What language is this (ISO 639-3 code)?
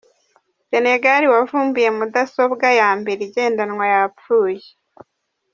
kin